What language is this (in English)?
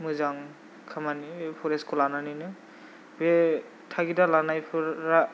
Bodo